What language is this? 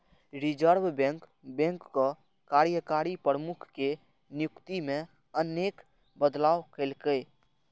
Maithili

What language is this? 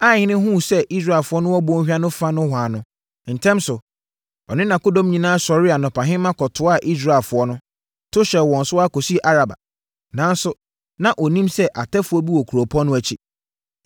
Akan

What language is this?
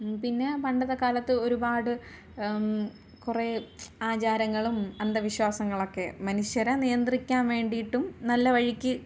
Malayalam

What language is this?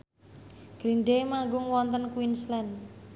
Javanese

